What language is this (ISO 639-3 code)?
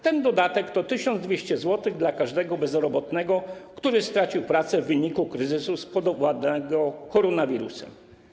pol